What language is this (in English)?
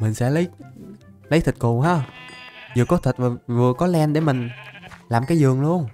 Vietnamese